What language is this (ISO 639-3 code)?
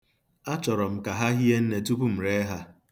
ibo